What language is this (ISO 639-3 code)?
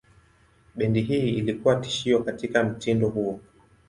swa